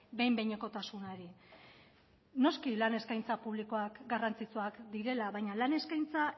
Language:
Basque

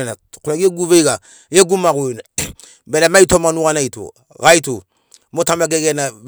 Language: Sinaugoro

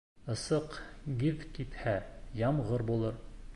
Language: Bashkir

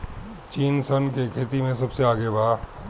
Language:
Bhojpuri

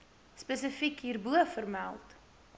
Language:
Afrikaans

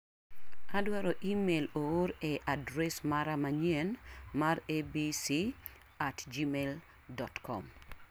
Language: Luo (Kenya and Tanzania)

